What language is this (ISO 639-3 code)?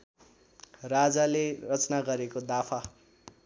nep